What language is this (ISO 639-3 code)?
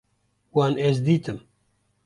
kur